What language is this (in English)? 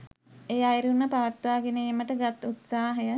Sinhala